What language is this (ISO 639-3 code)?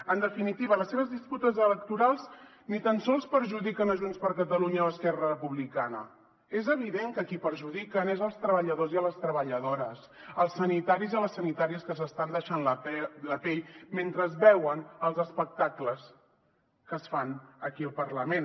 cat